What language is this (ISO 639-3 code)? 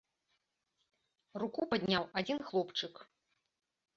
bel